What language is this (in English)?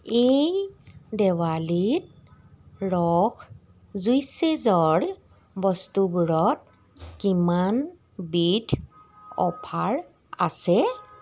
Assamese